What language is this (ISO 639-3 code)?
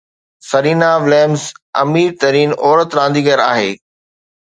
snd